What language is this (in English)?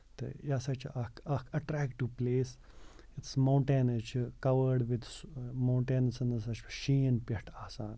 Kashmiri